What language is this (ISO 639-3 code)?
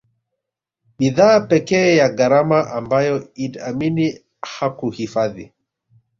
swa